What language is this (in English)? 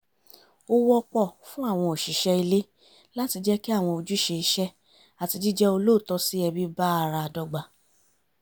Yoruba